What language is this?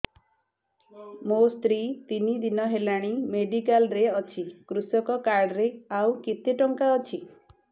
Odia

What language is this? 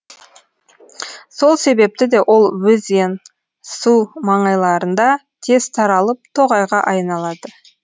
Kazakh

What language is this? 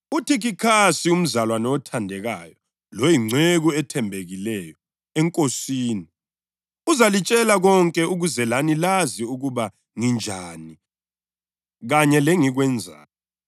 North Ndebele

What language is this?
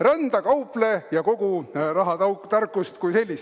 Estonian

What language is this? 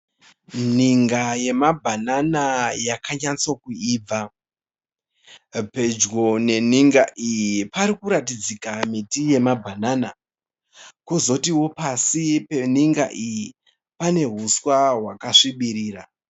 Shona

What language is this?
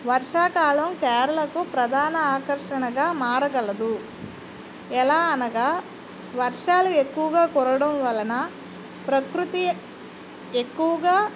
Telugu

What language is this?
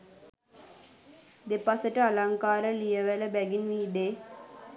Sinhala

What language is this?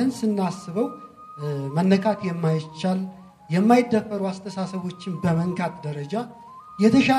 Amharic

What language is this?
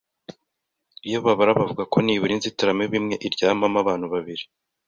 Kinyarwanda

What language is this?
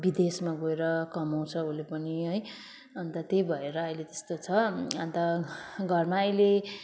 Nepali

